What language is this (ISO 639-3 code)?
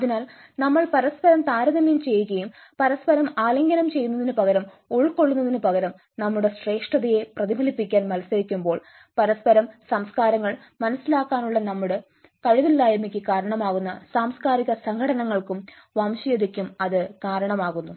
mal